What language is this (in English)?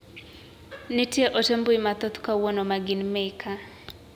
Luo (Kenya and Tanzania)